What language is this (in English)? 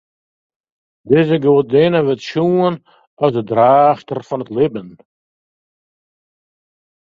Western Frisian